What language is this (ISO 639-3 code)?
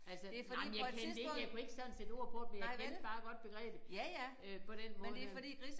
dan